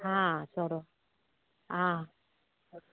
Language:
Konkani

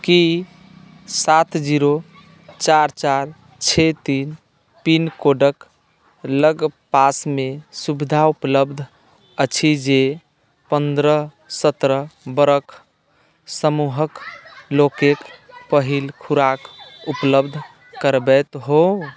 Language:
Maithili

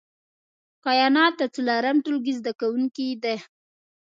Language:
Pashto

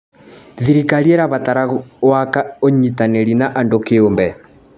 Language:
Kikuyu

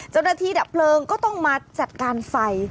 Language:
Thai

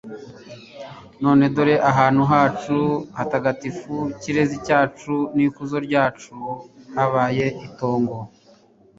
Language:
Kinyarwanda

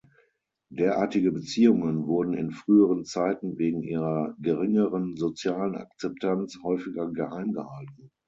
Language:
German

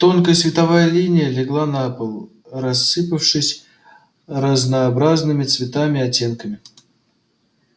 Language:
Russian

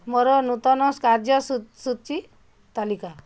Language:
Odia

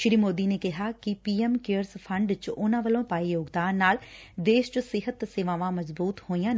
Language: Punjabi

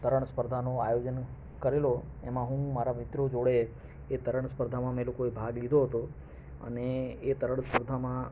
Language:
Gujarati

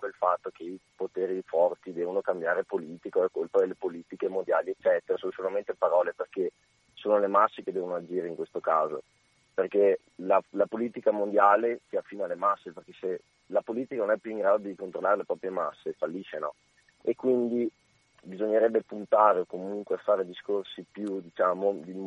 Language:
Italian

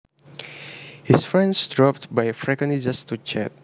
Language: Javanese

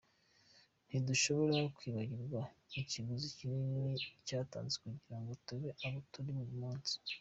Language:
Kinyarwanda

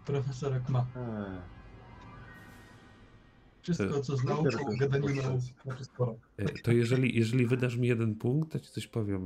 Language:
Polish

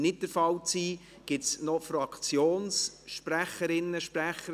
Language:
Swiss German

